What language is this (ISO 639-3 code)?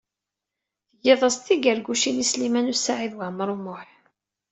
kab